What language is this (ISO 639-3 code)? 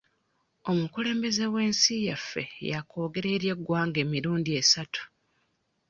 lug